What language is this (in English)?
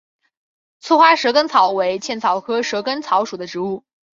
Chinese